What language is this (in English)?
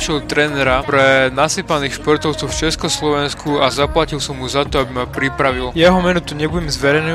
Slovak